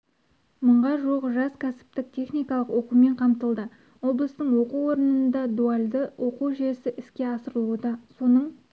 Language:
Kazakh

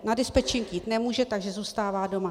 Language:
Czech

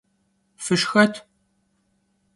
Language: Kabardian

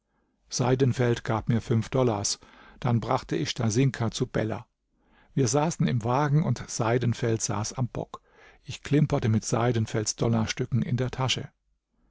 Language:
German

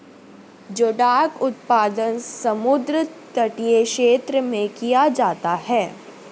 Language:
Hindi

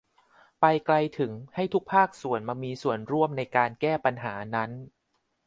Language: Thai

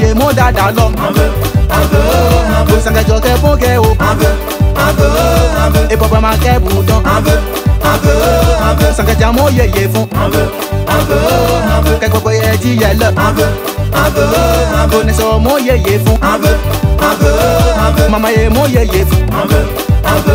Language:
Turkish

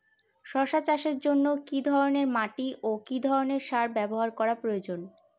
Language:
Bangla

